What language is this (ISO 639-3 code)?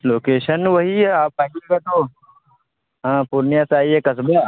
urd